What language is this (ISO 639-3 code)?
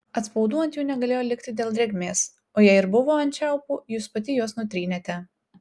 lit